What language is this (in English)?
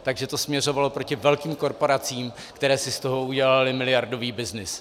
Czech